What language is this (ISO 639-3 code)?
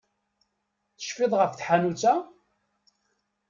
kab